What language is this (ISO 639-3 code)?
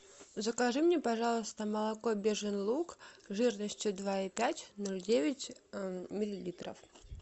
rus